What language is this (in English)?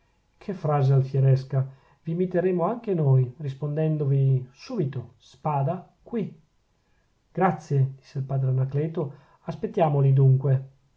Italian